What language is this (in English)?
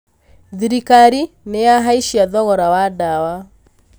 Kikuyu